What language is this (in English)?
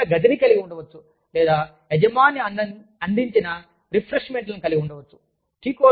Telugu